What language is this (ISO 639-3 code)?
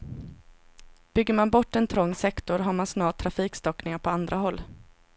swe